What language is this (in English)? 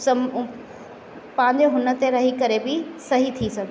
Sindhi